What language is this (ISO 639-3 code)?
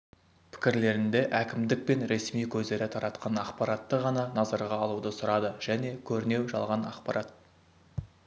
kaz